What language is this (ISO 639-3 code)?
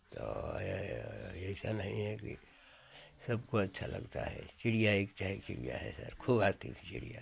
hin